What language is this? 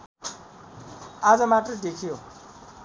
Nepali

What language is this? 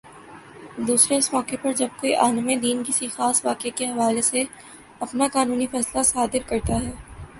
Urdu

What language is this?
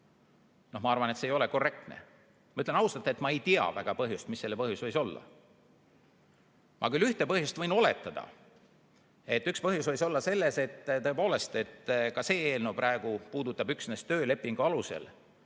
Estonian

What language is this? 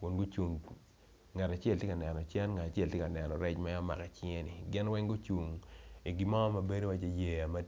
Acoli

